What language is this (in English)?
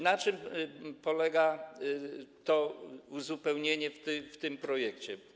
Polish